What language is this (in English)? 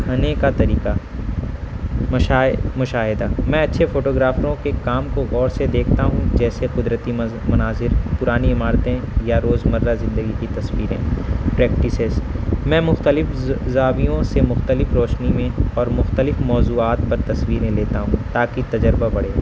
Urdu